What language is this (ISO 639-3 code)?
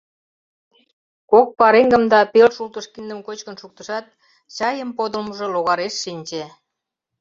chm